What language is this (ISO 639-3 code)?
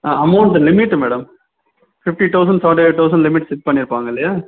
tam